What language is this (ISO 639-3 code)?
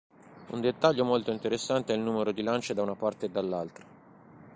ita